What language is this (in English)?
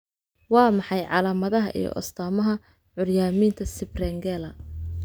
Somali